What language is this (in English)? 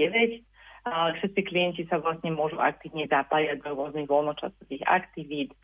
Slovak